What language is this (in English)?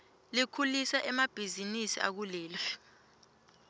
Swati